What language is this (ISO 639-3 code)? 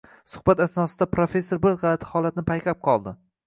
uzb